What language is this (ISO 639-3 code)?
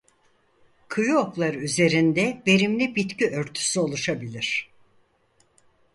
tur